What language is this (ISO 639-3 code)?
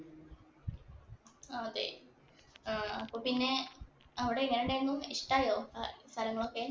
mal